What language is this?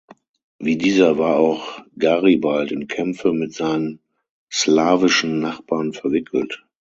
German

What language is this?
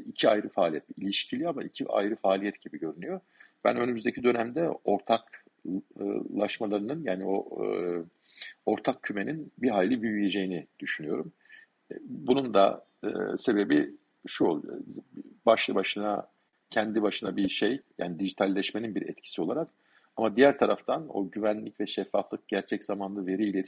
Turkish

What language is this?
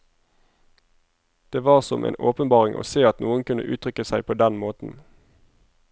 Norwegian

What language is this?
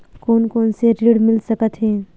Chhattisgarhi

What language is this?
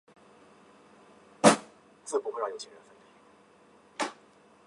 Chinese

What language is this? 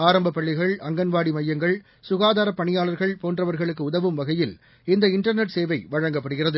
Tamil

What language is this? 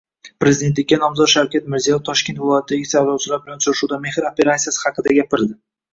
Uzbek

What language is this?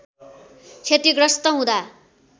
Nepali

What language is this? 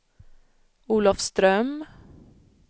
Swedish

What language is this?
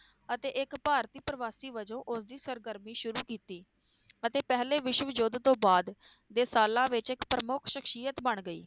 Punjabi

